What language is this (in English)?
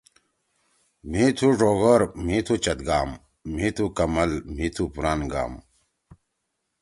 Torwali